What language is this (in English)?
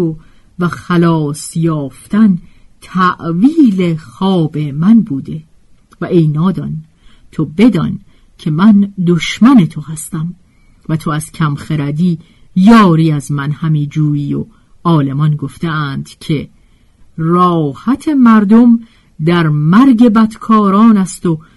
Persian